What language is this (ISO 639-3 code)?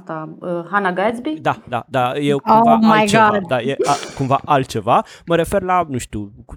ron